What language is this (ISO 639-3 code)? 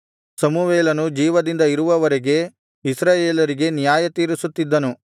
kan